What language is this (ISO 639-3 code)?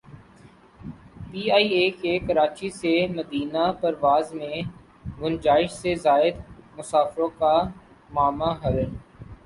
urd